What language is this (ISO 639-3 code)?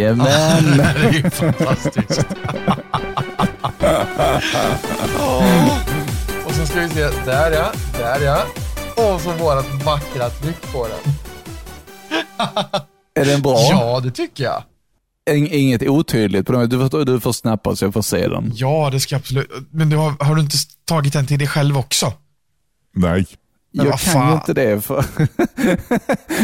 swe